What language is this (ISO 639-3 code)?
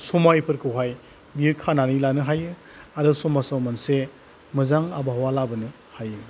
brx